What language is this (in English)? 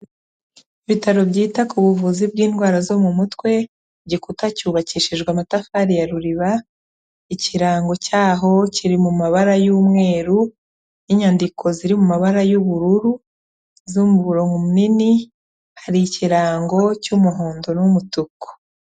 Kinyarwanda